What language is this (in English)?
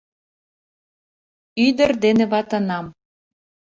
Mari